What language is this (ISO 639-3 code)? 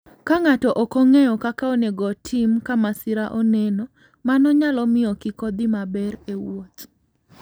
luo